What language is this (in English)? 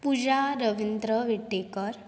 Konkani